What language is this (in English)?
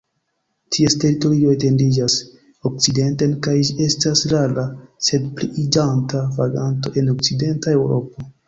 Esperanto